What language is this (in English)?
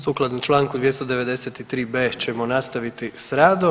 Croatian